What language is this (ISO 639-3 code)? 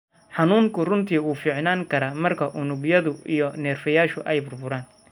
som